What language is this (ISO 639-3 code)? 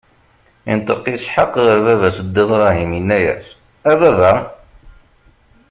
kab